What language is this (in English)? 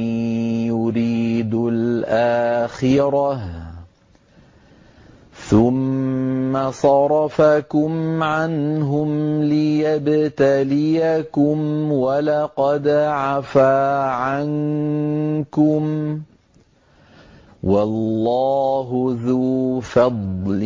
Arabic